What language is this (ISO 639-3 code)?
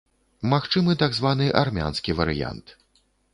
bel